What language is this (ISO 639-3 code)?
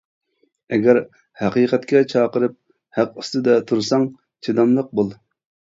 uig